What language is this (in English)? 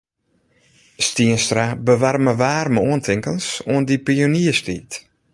Western Frisian